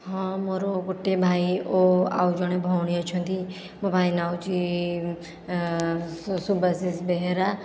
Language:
Odia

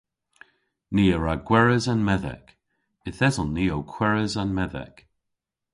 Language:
Cornish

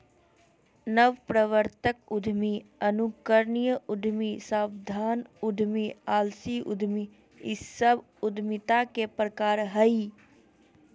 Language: Magahi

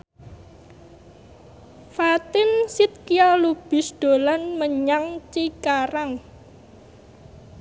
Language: Javanese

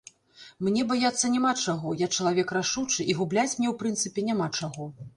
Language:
Belarusian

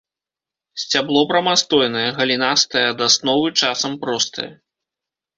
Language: Belarusian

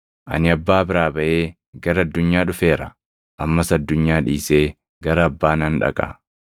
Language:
Oromo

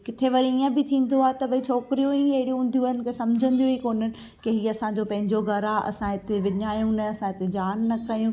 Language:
Sindhi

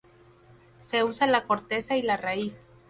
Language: Spanish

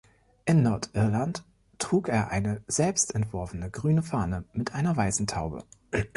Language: German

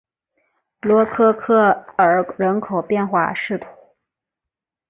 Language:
Chinese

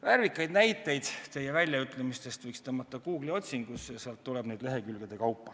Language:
Estonian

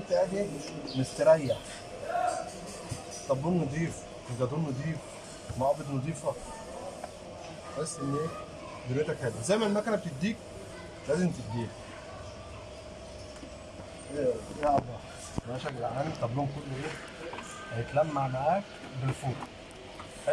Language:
Arabic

